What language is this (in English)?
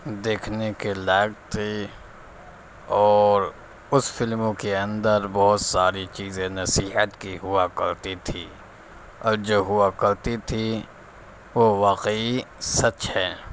Urdu